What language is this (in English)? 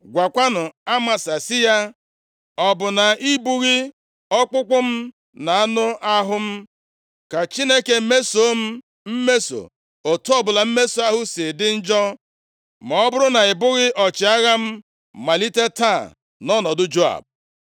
Igbo